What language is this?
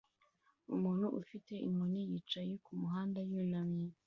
Kinyarwanda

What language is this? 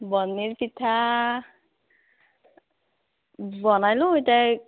Assamese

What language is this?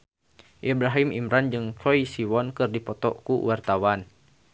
Sundanese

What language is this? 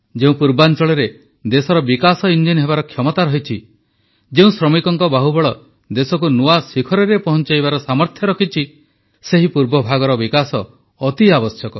Odia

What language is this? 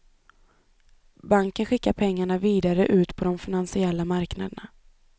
Swedish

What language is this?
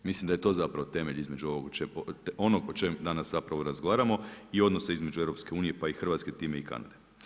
Croatian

